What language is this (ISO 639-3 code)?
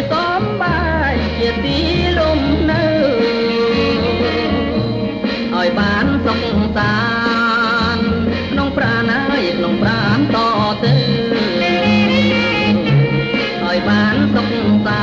tha